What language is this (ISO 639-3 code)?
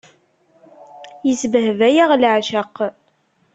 kab